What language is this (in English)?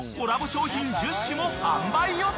Japanese